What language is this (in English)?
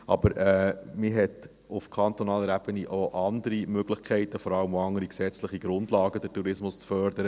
Swiss German